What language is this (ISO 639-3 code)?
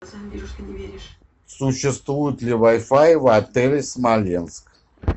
rus